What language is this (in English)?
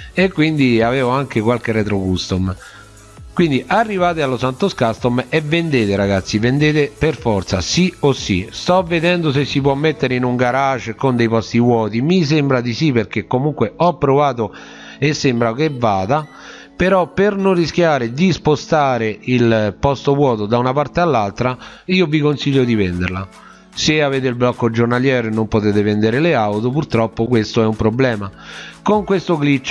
Italian